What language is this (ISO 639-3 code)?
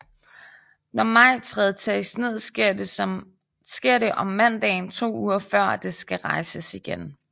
dan